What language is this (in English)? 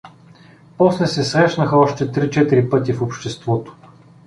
Bulgarian